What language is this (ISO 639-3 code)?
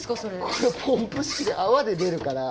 jpn